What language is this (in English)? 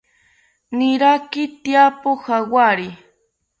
South Ucayali Ashéninka